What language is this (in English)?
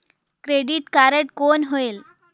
Chhattisgarhi